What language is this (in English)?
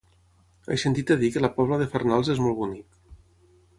Catalan